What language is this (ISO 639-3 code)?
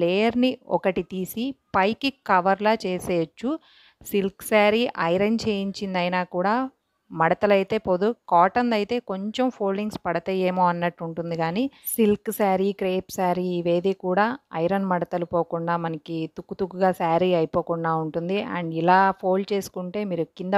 nld